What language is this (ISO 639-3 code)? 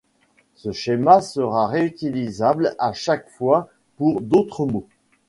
fra